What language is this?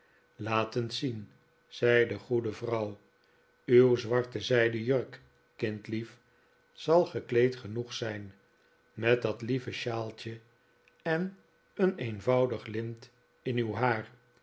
Dutch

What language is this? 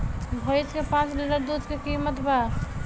Bhojpuri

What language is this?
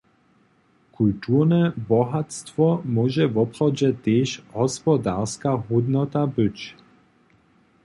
Upper Sorbian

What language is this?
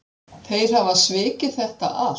Icelandic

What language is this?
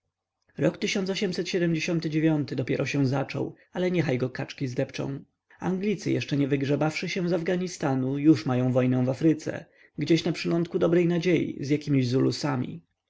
Polish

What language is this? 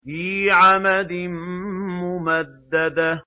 Arabic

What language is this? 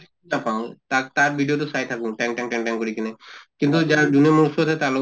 Assamese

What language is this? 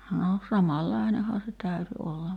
Finnish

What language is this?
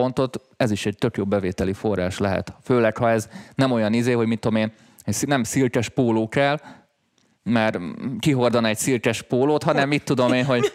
Hungarian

